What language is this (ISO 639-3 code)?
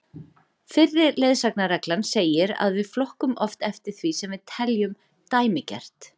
isl